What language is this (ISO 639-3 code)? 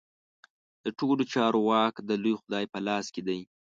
pus